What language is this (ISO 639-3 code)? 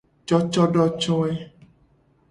gej